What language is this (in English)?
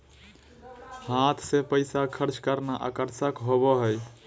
Magahi